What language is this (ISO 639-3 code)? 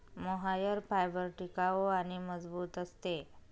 mar